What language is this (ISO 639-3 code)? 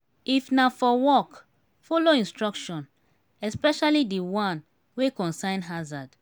pcm